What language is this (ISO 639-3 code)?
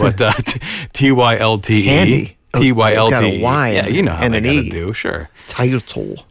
eng